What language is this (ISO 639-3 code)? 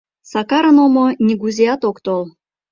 chm